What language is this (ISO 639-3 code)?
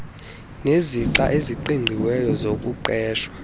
xho